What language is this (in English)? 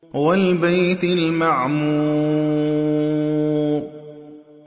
Arabic